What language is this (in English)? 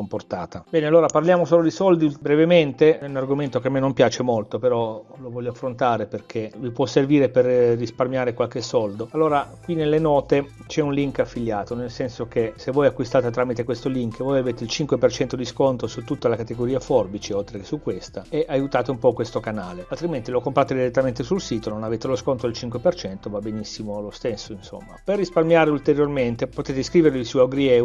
Italian